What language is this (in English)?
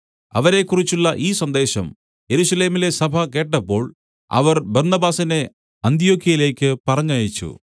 Malayalam